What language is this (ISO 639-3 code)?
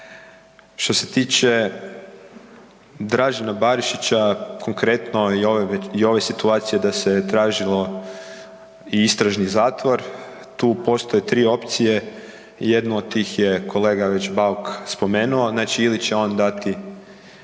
hrv